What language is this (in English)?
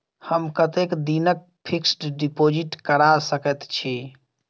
Maithili